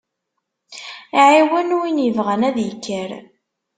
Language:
Kabyle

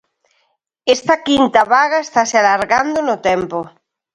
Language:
Galician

